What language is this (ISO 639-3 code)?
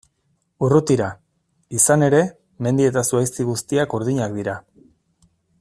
eus